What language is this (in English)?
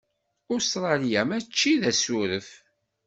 Kabyle